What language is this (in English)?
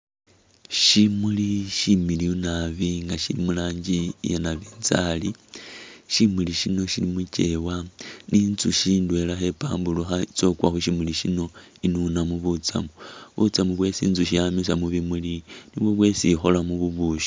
Masaaba